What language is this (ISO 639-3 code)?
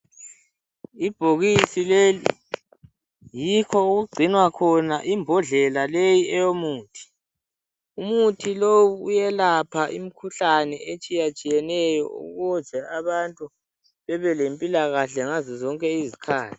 nde